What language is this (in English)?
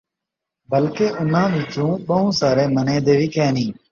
Saraiki